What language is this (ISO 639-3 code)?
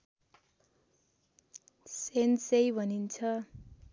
nep